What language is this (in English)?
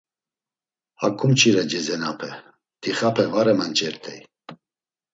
Laz